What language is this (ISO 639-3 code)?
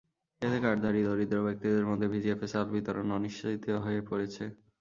ben